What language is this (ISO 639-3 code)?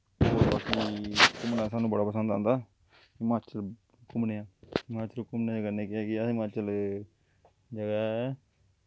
doi